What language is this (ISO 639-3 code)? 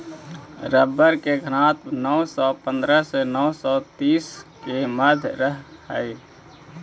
mag